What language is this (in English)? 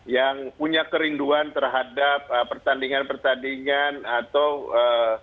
Indonesian